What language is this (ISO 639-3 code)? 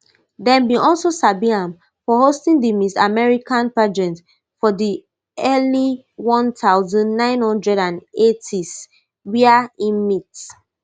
pcm